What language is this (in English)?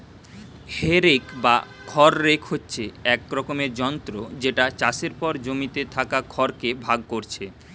Bangla